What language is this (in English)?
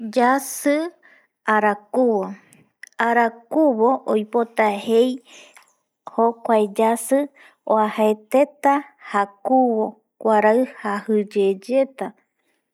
Eastern Bolivian Guaraní